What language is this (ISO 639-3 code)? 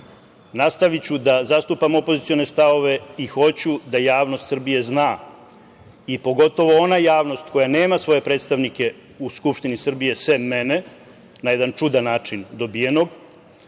srp